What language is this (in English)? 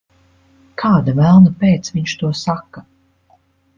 Latvian